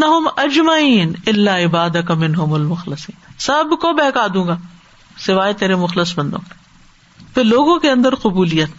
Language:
Urdu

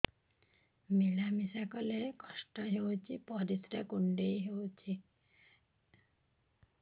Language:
Odia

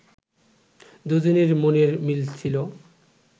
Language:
Bangla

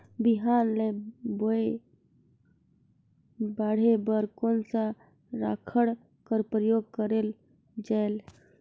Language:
Chhattisgarhi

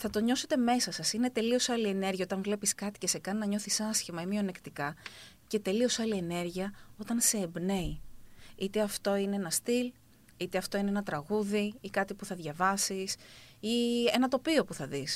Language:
Greek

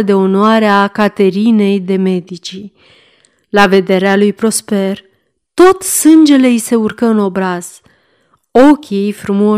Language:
Romanian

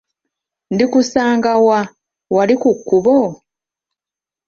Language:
Ganda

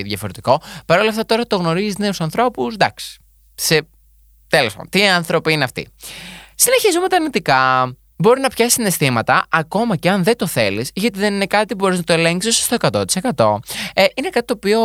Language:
Greek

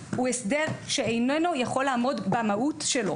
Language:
Hebrew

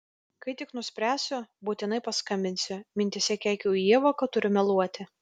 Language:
Lithuanian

